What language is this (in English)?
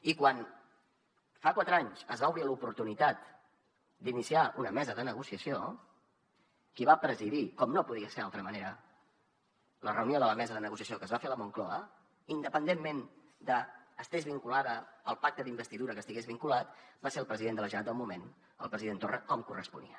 Catalan